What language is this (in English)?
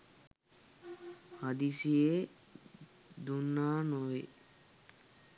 Sinhala